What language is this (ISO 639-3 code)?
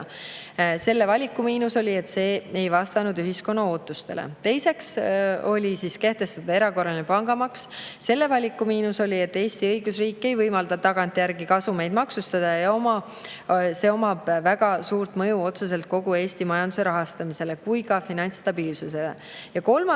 est